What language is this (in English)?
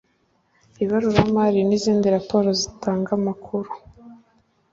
Kinyarwanda